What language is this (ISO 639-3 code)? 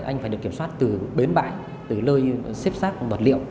vie